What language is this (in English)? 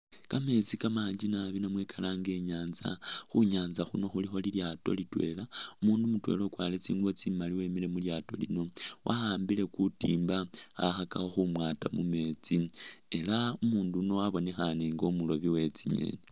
Masaaba